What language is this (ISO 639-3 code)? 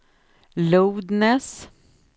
swe